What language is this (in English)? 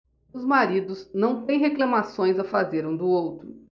Portuguese